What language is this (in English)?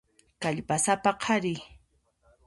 Puno Quechua